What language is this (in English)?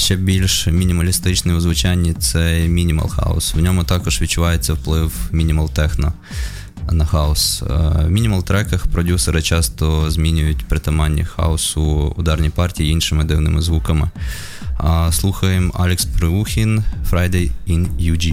Ukrainian